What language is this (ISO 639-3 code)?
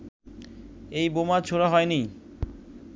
ben